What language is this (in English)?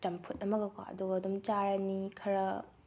Manipuri